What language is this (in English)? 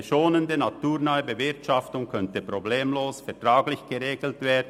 Swiss German